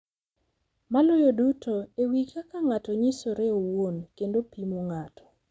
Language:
Luo (Kenya and Tanzania)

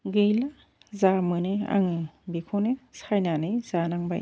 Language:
Bodo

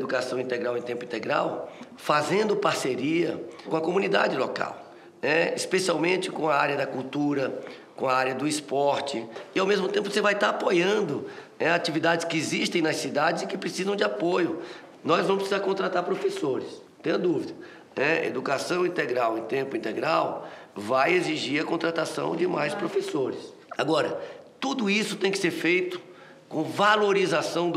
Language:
Portuguese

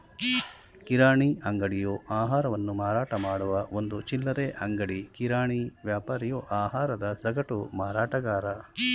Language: Kannada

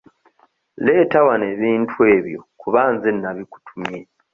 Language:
Ganda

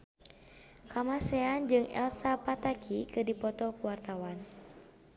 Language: Sundanese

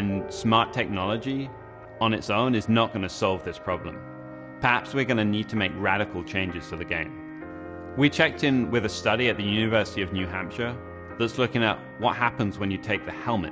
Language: English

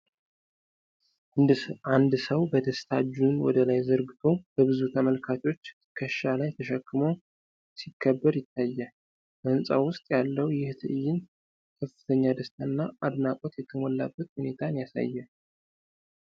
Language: Amharic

